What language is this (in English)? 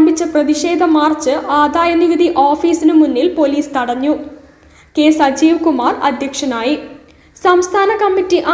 Malayalam